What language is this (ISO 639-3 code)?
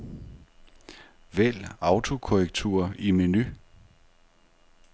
dan